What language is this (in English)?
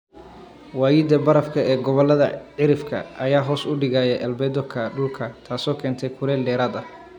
Somali